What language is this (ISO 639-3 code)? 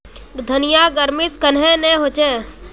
mag